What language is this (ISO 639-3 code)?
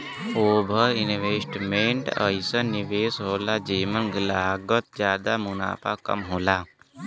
bho